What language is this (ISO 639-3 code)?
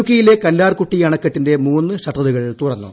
mal